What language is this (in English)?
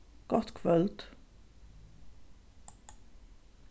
Faroese